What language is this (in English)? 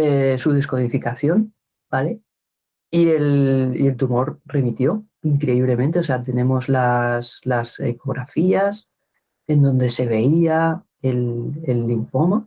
Spanish